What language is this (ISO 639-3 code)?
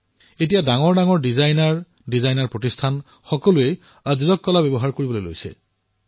asm